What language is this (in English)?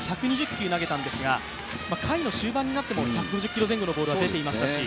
Japanese